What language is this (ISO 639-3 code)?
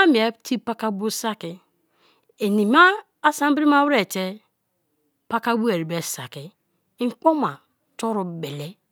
ijn